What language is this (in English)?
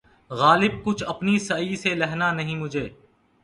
Urdu